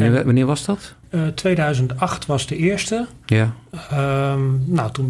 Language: Dutch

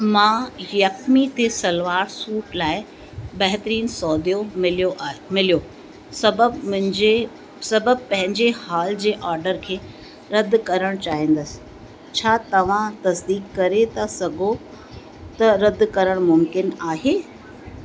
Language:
Sindhi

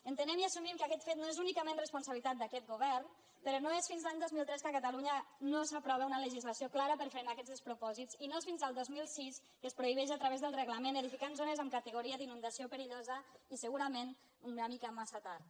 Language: Catalan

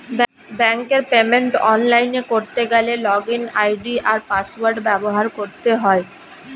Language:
Bangla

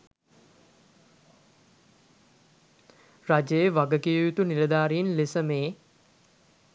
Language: Sinhala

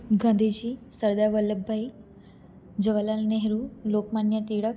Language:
Gujarati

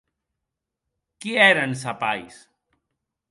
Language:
Occitan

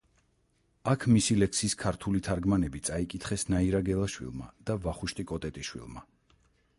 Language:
Georgian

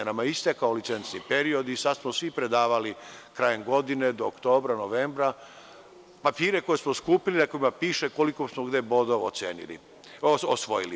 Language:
Serbian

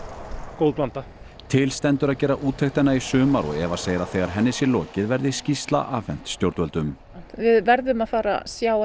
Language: Icelandic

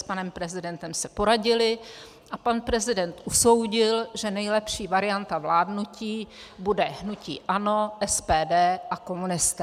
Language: Czech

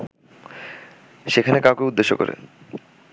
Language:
Bangla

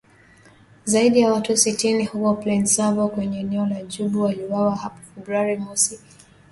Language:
Swahili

